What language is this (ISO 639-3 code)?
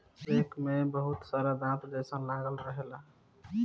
bho